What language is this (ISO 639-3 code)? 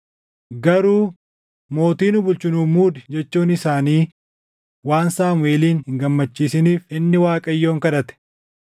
orm